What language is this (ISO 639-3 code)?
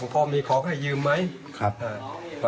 tha